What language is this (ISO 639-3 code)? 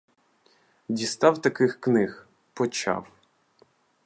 ukr